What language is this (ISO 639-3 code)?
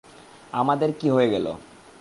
ben